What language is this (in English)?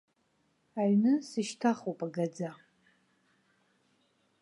Abkhazian